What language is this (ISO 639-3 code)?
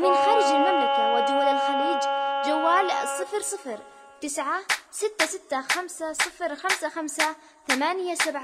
ara